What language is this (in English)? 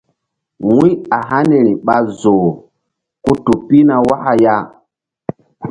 Mbum